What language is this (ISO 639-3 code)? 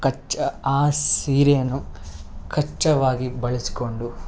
kan